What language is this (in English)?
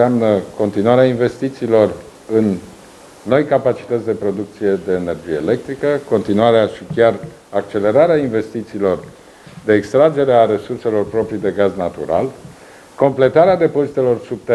Romanian